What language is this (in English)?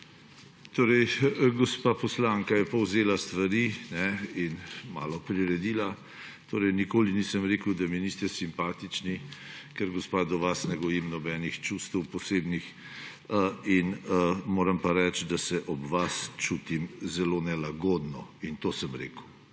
Slovenian